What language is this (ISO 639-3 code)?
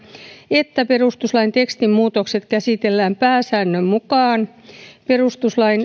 fin